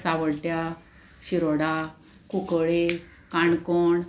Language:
Konkani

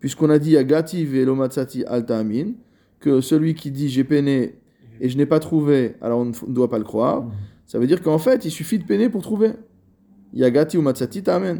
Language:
French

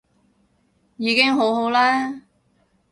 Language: Cantonese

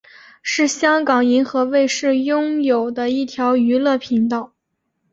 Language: Chinese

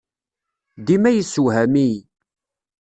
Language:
Kabyle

